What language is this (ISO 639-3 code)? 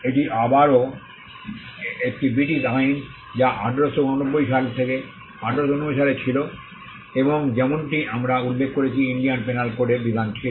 ben